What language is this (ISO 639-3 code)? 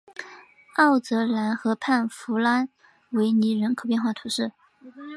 zho